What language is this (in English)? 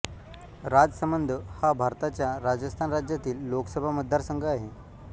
Marathi